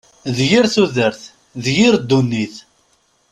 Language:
Kabyle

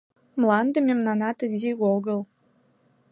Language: Mari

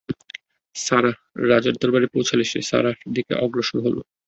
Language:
Bangla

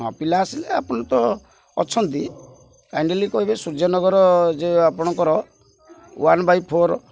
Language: Odia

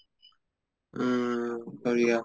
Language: Assamese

